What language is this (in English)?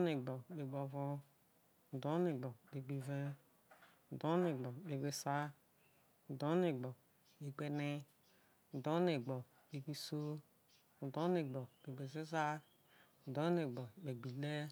Isoko